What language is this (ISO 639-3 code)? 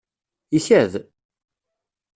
kab